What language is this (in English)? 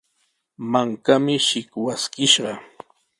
Sihuas Ancash Quechua